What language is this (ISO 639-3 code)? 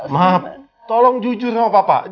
ind